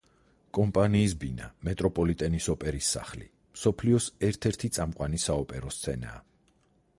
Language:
Georgian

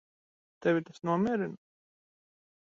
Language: Latvian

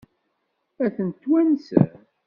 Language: Kabyle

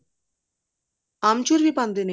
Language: Punjabi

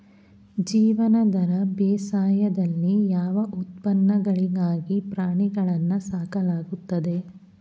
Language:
Kannada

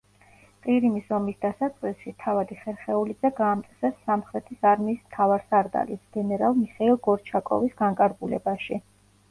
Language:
Georgian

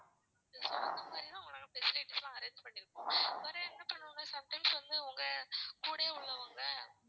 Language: Tamil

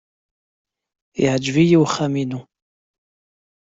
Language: Kabyle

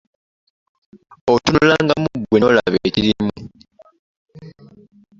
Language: Ganda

